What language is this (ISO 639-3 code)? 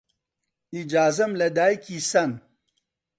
ckb